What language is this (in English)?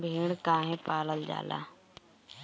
Bhojpuri